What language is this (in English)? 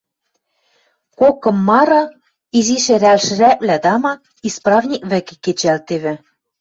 Western Mari